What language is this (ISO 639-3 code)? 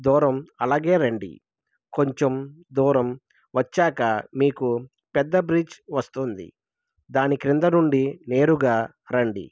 tel